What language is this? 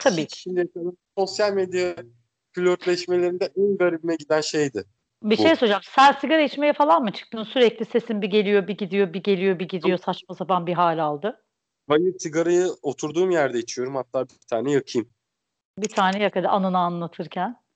Turkish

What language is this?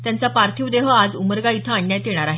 Marathi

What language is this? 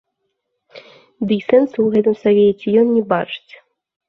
Belarusian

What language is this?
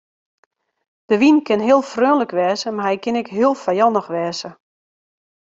Western Frisian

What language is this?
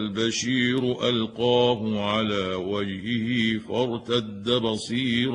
Arabic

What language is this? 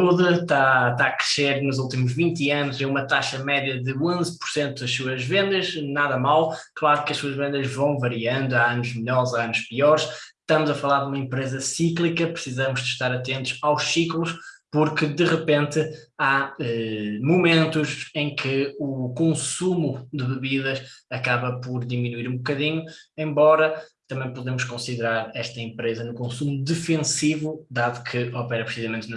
Portuguese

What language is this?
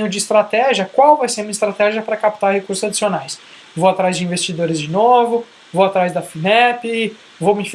Portuguese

